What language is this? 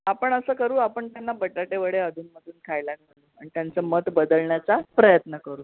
Marathi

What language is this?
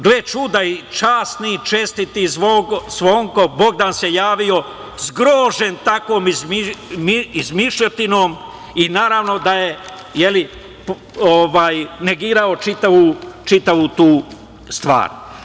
Serbian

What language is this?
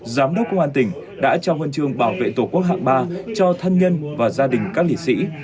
Vietnamese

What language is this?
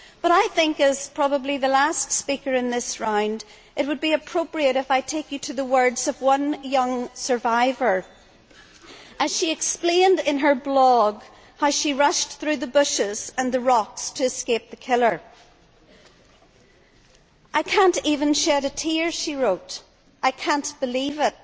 English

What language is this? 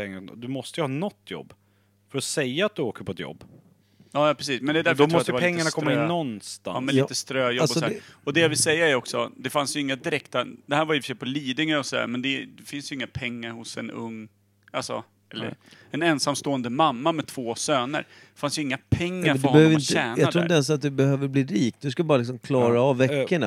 Swedish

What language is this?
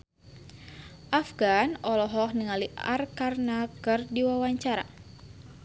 Sundanese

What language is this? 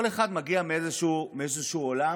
Hebrew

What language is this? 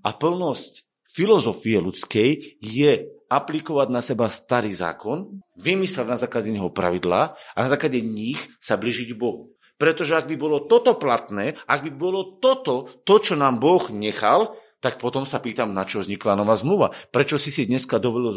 Slovak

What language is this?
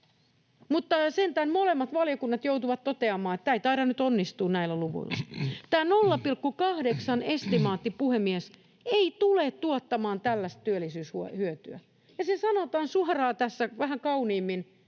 Finnish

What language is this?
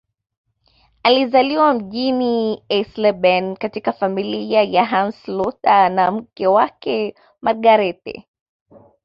Swahili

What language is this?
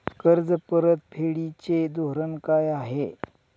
Marathi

